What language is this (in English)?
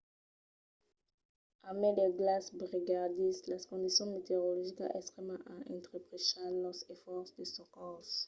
Occitan